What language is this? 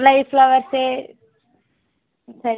Telugu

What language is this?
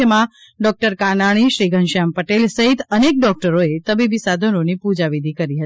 Gujarati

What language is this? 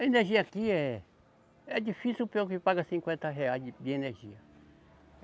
Portuguese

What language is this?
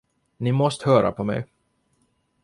Swedish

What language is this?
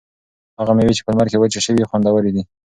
Pashto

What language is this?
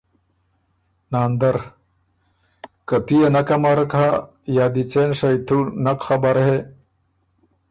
Ormuri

